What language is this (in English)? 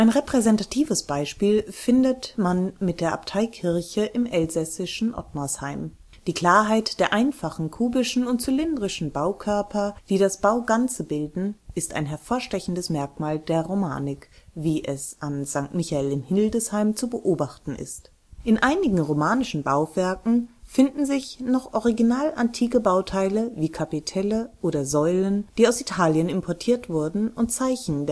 German